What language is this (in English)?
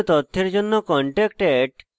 Bangla